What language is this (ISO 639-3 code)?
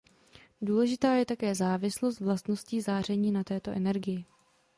ces